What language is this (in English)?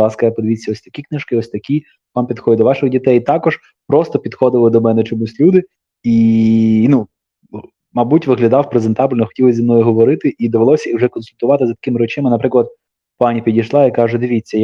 Ukrainian